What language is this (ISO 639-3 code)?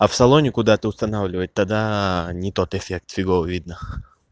rus